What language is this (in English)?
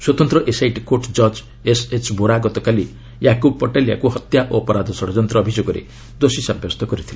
Odia